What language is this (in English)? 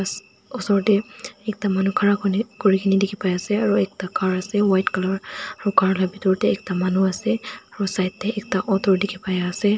Naga Pidgin